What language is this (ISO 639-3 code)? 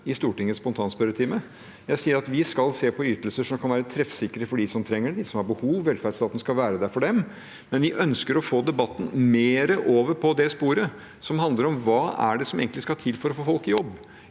nor